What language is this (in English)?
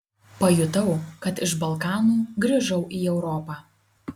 Lithuanian